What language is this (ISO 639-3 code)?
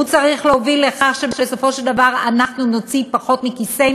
heb